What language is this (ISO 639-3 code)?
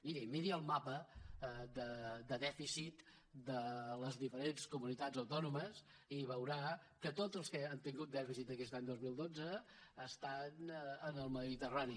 cat